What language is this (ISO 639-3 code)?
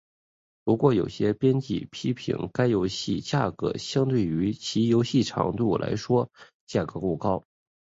zho